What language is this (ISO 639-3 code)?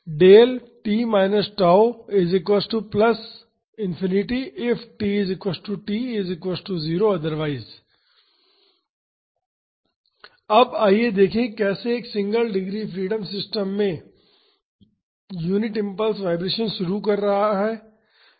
hin